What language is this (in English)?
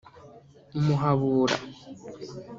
Kinyarwanda